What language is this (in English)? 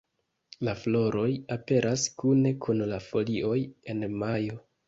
Esperanto